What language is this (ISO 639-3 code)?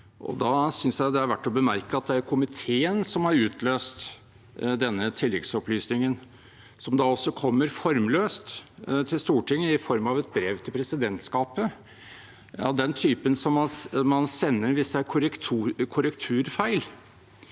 nor